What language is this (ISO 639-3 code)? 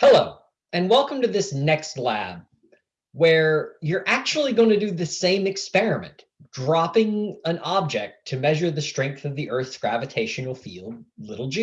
eng